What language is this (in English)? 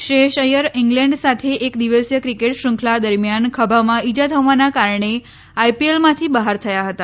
Gujarati